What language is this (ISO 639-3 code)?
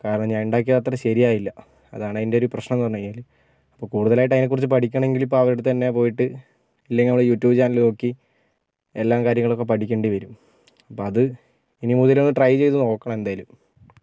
mal